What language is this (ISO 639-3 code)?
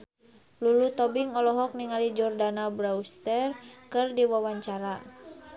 sun